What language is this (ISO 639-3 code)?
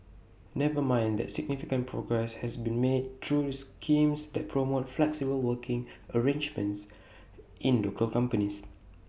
eng